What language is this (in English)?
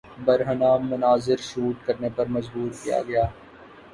Urdu